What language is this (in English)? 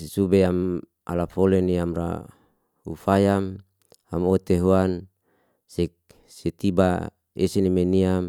Liana-Seti